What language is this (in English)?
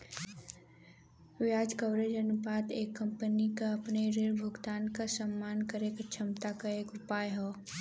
Bhojpuri